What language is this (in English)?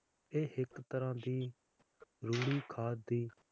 Punjabi